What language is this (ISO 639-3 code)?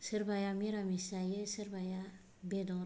brx